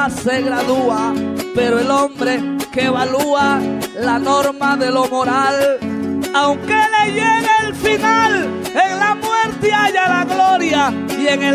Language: Spanish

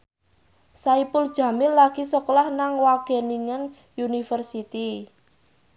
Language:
Javanese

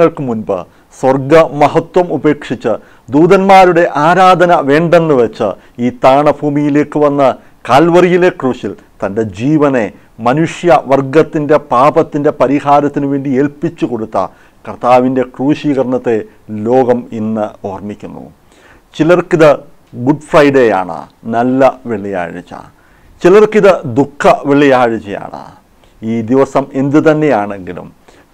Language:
Turkish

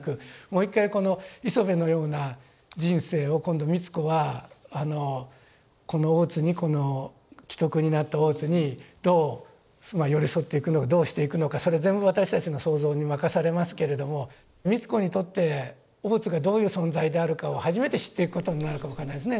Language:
Japanese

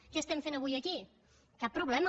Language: Catalan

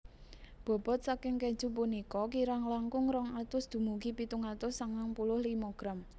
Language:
Javanese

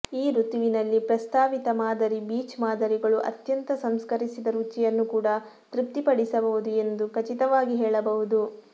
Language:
Kannada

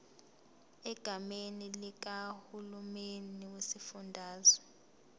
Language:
Zulu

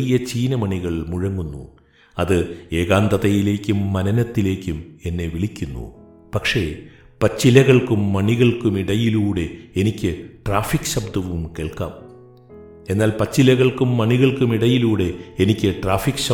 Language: Malayalam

